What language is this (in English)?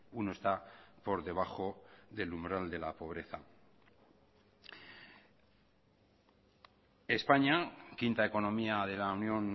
Spanish